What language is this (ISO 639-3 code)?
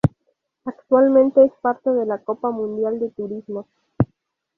spa